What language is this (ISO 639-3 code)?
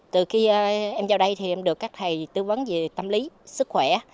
vie